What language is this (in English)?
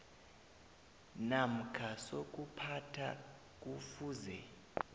South Ndebele